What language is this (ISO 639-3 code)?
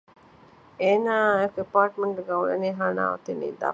div